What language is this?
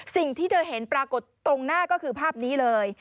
Thai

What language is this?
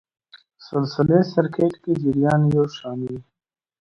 Pashto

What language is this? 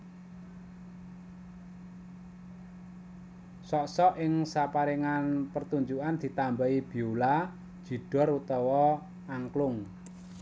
Javanese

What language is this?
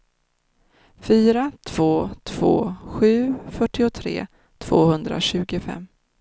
Swedish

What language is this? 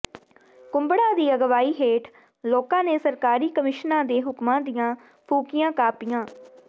Punjabi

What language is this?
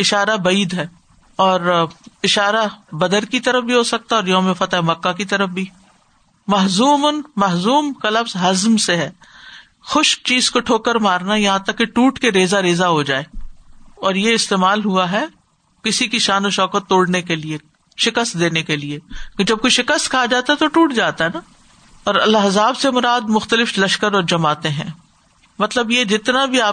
Urdu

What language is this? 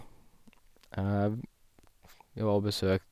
Norwegian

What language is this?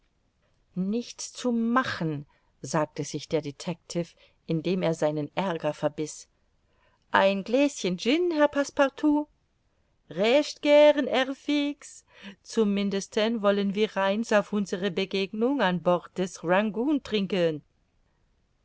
German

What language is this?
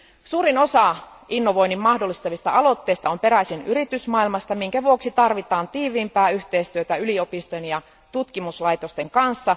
Finnish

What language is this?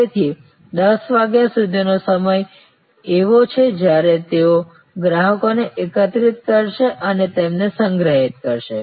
Gujarati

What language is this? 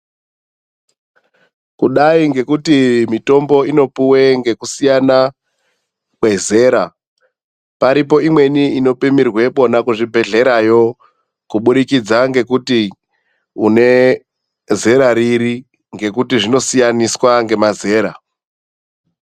Ndau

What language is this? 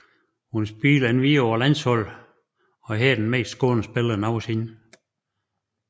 Danish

